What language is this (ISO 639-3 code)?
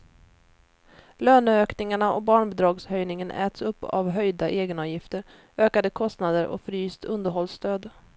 swe